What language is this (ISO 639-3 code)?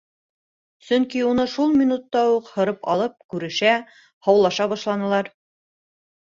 bak